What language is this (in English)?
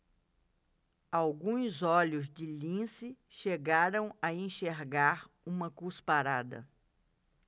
Portuguese